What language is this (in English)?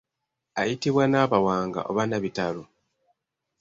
Ganda